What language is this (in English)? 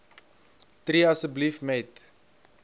Afrikaans